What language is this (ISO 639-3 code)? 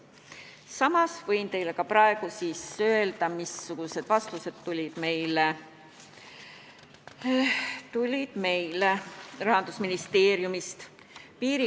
est